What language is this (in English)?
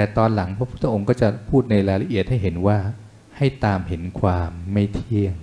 Thai